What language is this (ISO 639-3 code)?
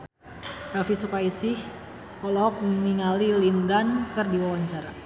sun